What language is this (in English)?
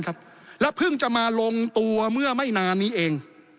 Thai